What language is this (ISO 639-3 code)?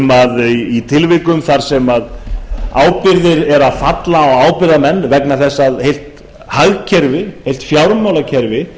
isl